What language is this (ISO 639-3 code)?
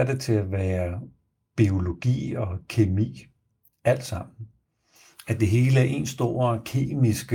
dan